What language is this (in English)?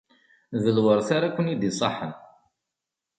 Kabyle